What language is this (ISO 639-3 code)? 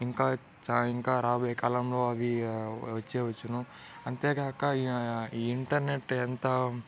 tel